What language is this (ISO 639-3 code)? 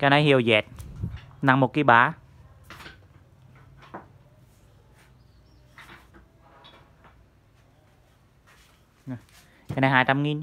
vie